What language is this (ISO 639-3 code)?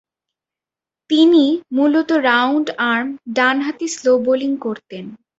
ben